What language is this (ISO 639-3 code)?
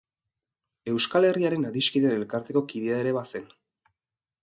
eus